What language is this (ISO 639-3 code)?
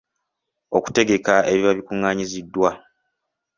lug